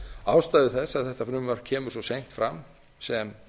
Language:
Icelandic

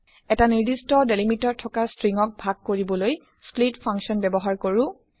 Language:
Assamese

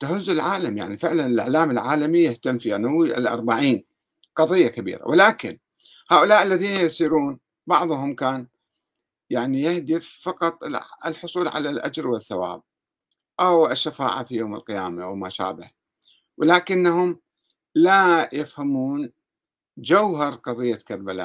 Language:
Arabic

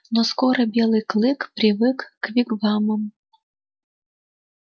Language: Russian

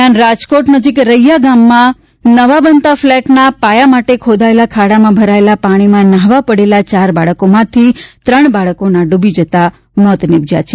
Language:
Gujarati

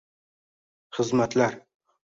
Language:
Uzbek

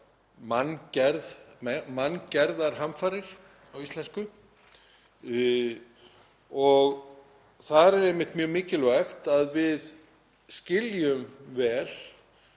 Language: Icelandic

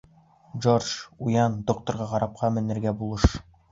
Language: Bashkir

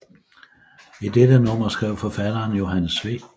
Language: Danish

